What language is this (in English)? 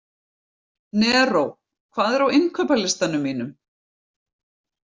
Icelandic